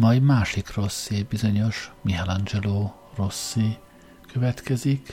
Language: Hungarian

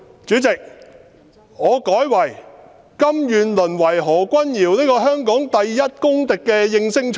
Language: Cantonese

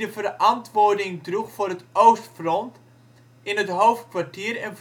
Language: Dutch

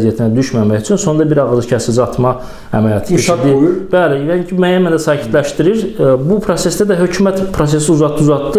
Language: Turkish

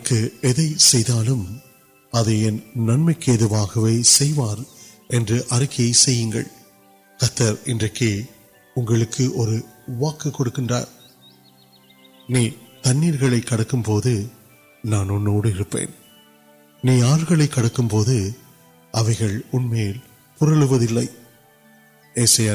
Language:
Urdu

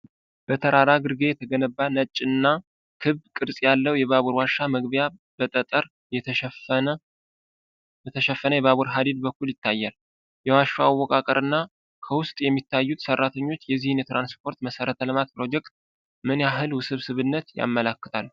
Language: Amharic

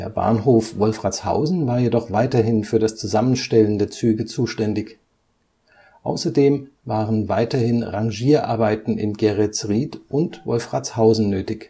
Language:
German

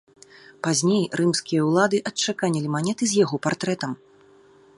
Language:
Belarusian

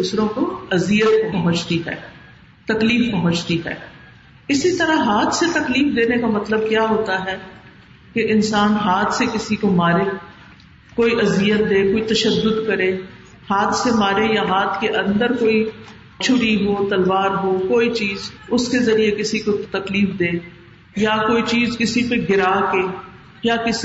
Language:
Urdu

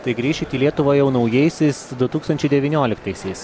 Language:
Lithuanian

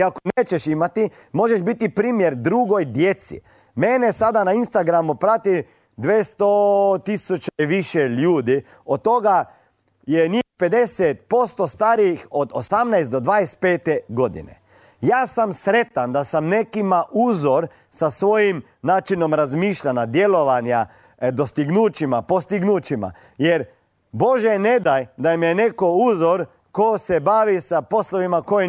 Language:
Croatian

